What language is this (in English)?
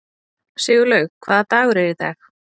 Icelandic